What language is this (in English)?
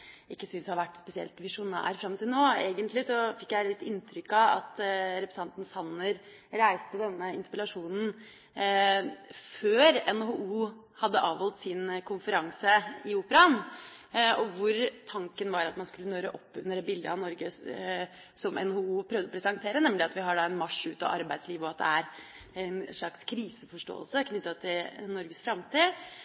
Norwegian Bokmål